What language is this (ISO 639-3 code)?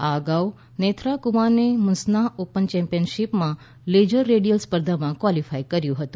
guj